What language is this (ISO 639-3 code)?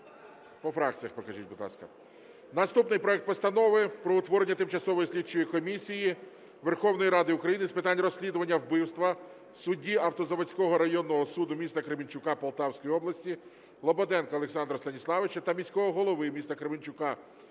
ukr